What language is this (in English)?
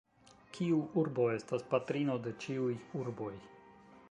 Esperanto